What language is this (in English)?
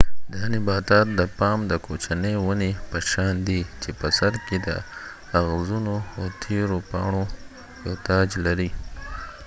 Pashto